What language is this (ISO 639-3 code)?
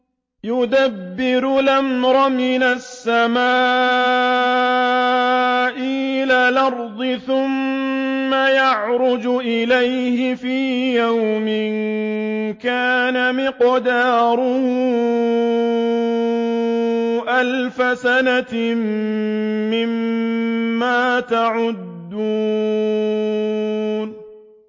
ara